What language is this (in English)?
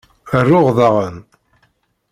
Kabyle